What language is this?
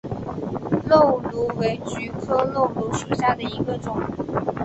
Chinese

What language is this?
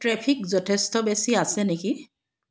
Assamese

